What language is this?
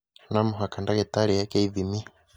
Kikuyu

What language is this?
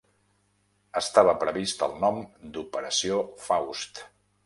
Catalan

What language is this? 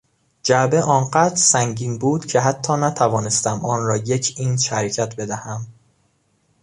Persian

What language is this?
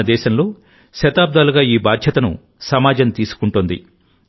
Telugu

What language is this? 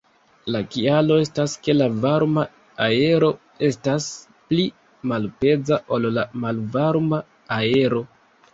Esperanto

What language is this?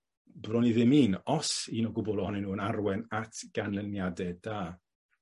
Welsh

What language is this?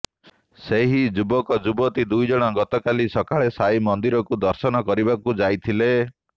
Odia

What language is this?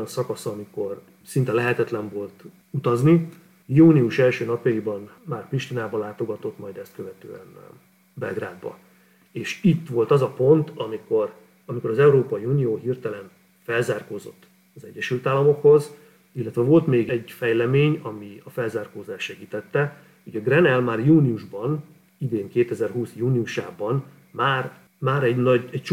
Hungarian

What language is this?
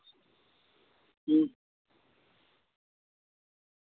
Dogri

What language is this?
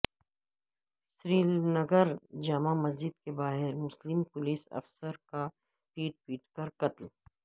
Urdu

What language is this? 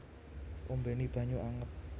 Javanese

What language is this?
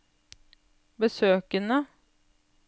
Norwegian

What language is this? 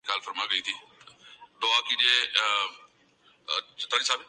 Urdu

